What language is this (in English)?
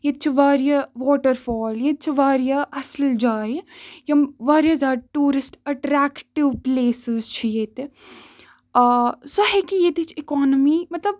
Kashmiri